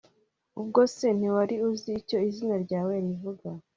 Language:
Kinyarwanda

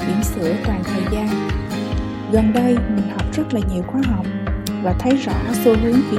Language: Vietnamese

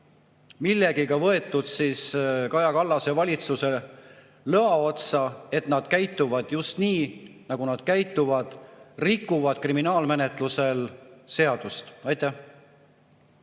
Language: Estonian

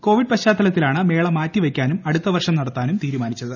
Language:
Malayalam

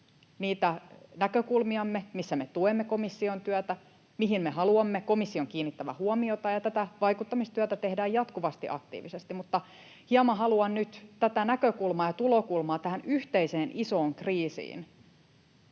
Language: Finnish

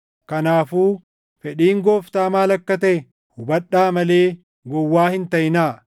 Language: Oromo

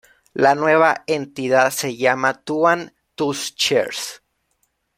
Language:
Spanish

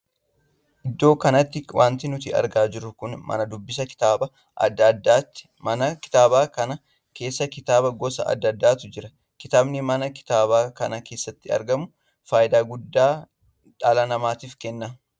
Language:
Oromo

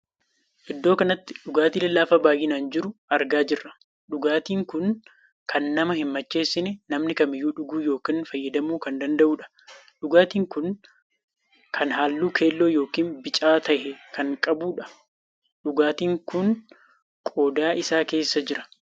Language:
Oromo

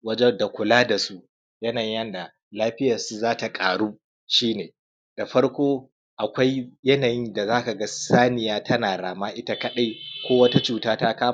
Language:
Hausa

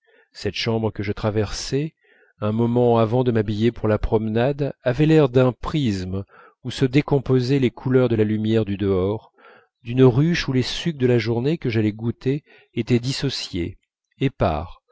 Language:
French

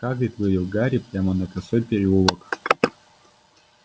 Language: Russian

